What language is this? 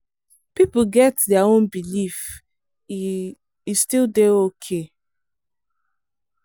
Nigerian Pidgin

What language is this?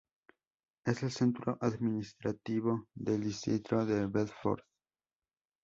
Spanish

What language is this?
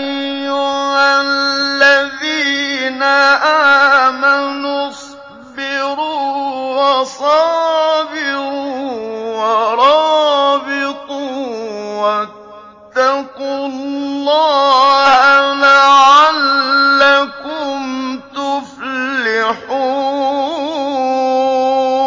Arabic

